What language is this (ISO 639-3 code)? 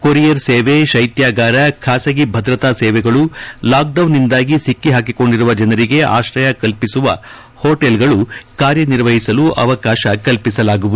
kan